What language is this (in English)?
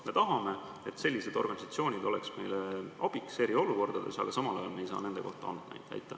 Estonian